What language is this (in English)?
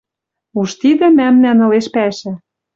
Western Mari